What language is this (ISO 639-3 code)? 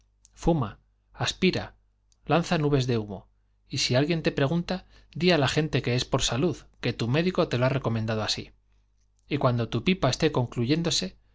spa